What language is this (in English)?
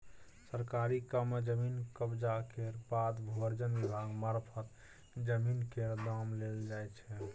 Maithili